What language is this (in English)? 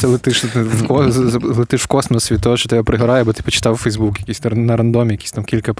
Ukrainian